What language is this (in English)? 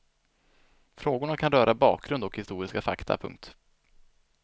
Swedish